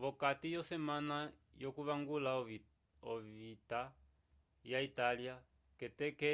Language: Umbundu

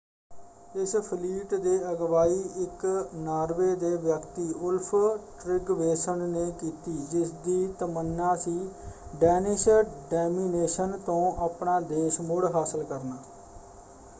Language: Punjabi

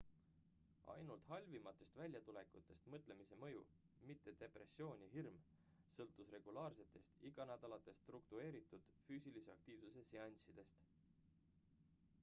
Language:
Estonian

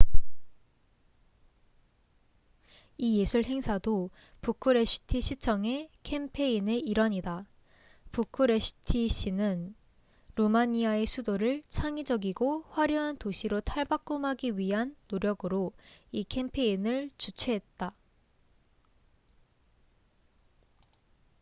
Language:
Korean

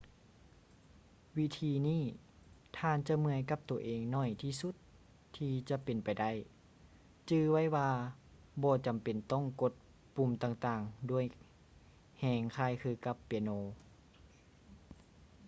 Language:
Lao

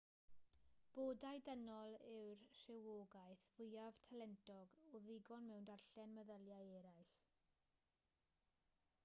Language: Welsh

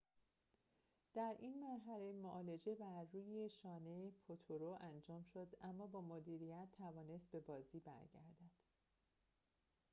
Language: Persian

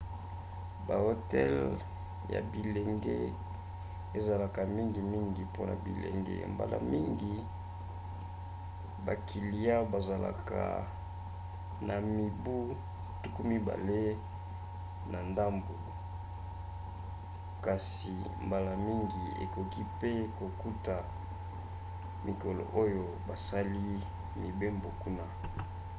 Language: Lingala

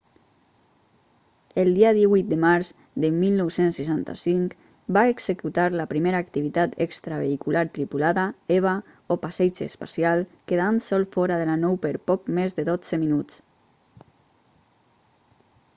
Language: Catalan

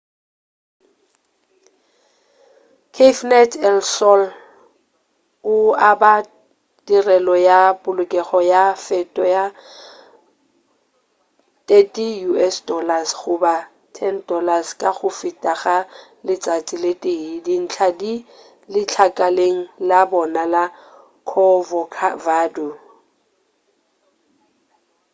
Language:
Northern Sotho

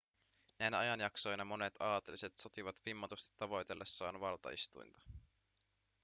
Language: Finnish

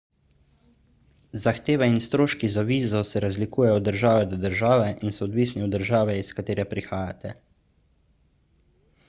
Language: Slovenian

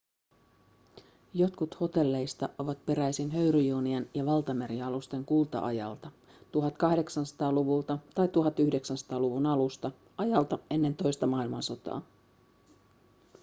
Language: Finnish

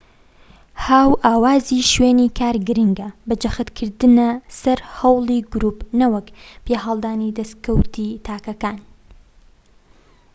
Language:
Central Kurdish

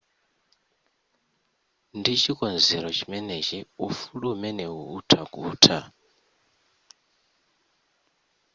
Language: Nyanja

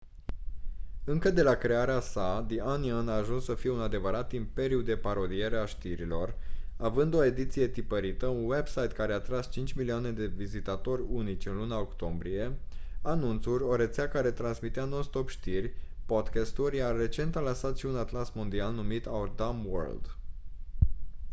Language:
Romanian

